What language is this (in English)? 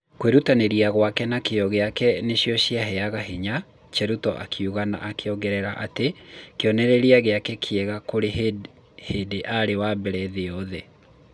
Kikuyu